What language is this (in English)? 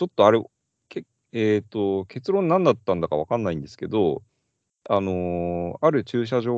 Japanese